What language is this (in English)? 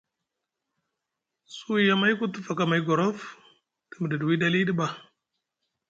Musgu